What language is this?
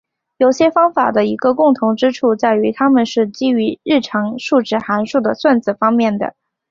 Chinese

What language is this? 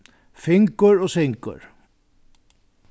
Faroese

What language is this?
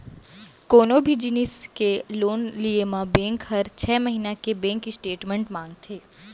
Chhattisgarhi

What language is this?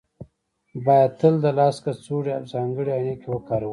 Pashto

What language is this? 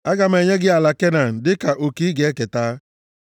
Igbo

